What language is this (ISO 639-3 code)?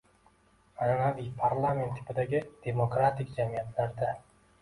uzb